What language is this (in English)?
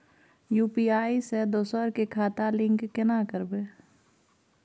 Maithili